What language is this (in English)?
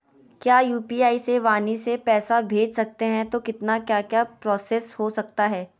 Magahi